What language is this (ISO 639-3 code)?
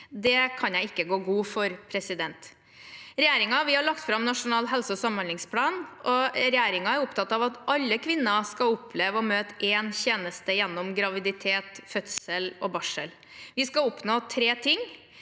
nor